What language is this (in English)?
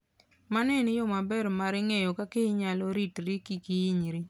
Luo (Kenya and Tanzania)